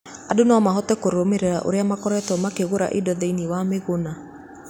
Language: Kikuyu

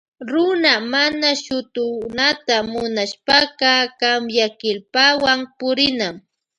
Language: Loja Highland Quichua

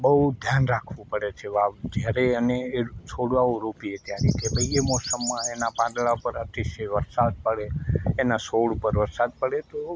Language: Gujarati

